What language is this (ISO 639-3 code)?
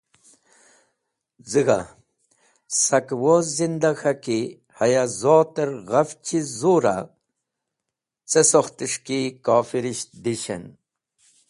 wbl